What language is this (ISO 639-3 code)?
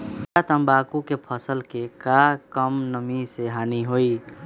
mag